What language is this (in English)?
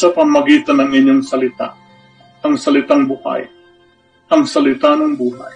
Filipino